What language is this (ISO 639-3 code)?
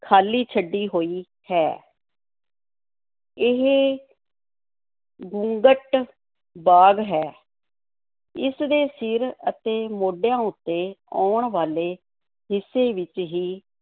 pan